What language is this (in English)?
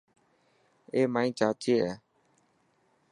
Dhatki